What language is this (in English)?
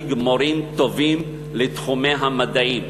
Hebrew